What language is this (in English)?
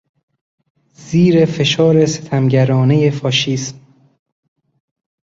Persian